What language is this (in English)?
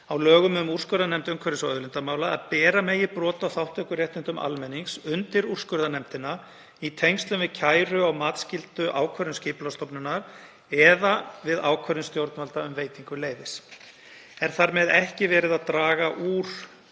Icelandic